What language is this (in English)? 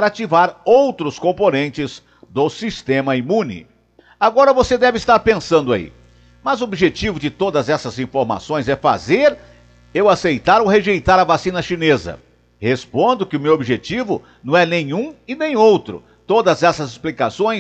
Portuguese